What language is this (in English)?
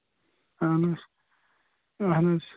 Kashmiri